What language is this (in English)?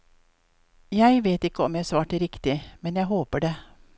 Norwegian